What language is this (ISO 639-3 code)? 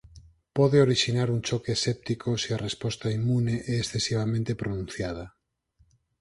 glg